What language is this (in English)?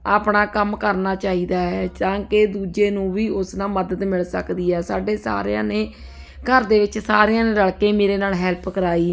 Punjabi